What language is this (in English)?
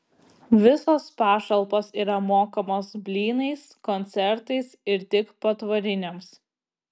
Lithuanian